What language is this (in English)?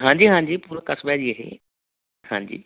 Punjabi